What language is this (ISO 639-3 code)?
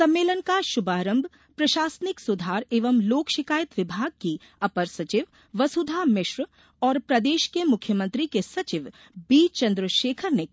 hin